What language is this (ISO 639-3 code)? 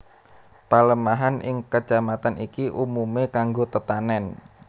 jav